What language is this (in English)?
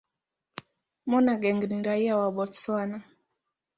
Swahili